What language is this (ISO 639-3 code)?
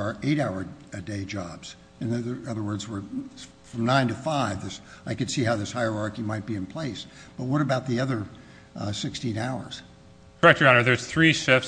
eng